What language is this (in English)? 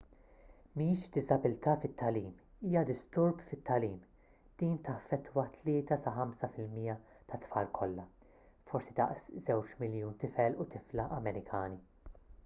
Maltese